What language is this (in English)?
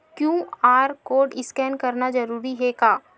Chhattisgarhi